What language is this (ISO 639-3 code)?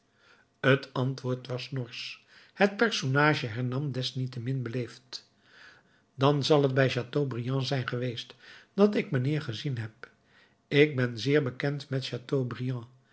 nld